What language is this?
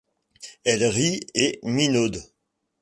French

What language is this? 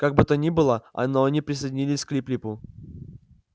Russian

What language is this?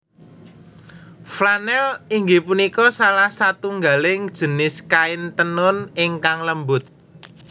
Javanese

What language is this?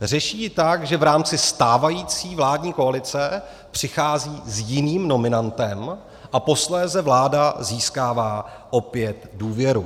Czech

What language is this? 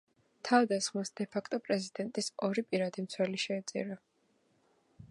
Georgian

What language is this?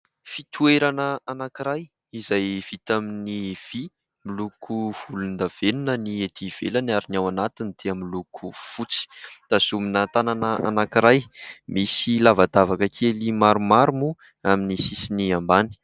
Malagasy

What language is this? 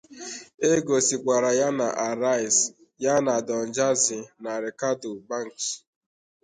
Igbo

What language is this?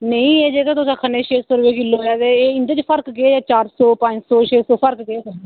Dogri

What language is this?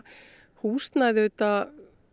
Icelandic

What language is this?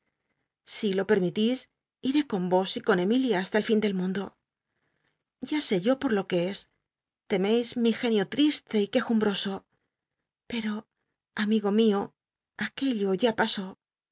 Spanish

